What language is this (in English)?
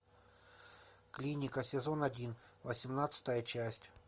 Russian